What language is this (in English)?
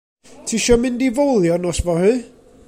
Welsh